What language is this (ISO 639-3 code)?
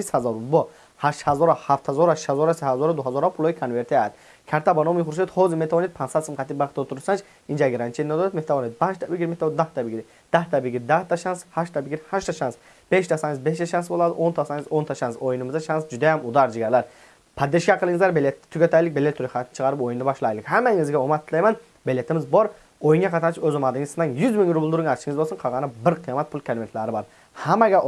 tur